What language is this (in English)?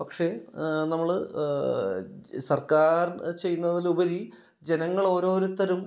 Malayalam